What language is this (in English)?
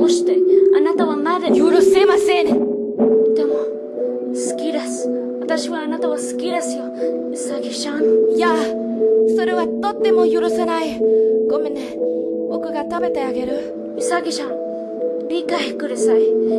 Japanese